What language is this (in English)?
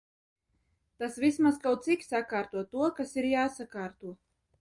Latvian